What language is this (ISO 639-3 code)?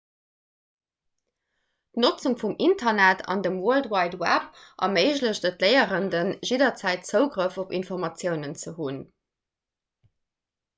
ltz